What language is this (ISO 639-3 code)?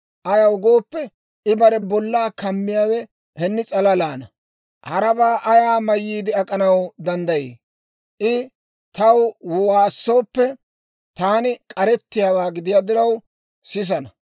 dwr